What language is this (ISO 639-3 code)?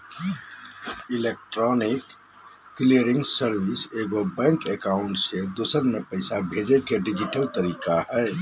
mag